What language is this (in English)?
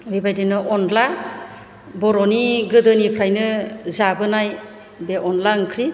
Bodo